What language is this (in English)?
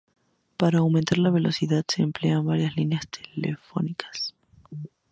Spanish